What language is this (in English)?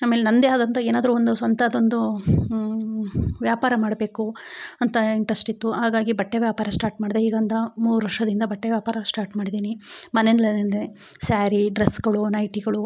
Kannada